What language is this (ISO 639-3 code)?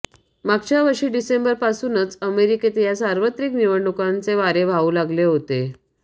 mar